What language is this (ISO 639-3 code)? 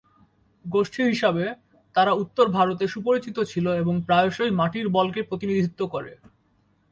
ben